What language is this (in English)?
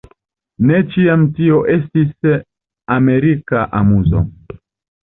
Esperanto